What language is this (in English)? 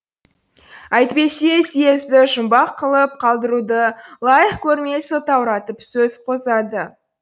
Kazakh